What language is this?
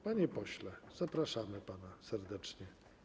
Polish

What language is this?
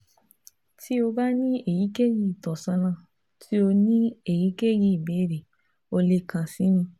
Yoruba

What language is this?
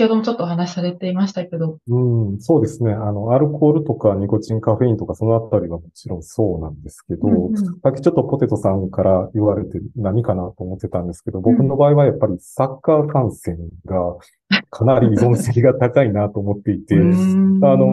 Japanese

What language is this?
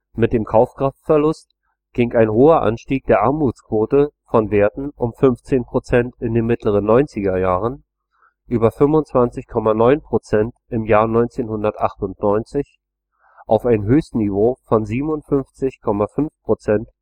German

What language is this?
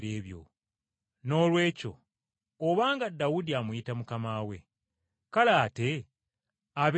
Ganda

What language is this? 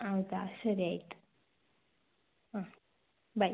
Kannada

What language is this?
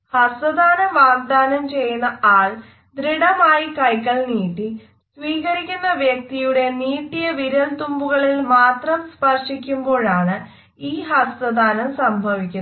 Malayalam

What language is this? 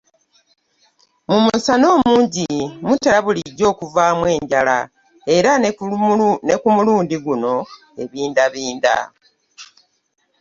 Ganda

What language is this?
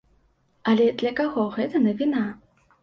Belarusian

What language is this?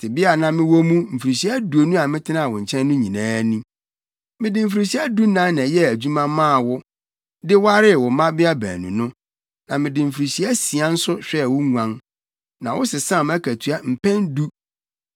Akan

